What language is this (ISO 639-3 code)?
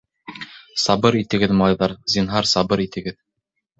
bak